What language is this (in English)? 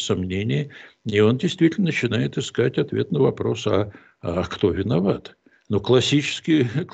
Russian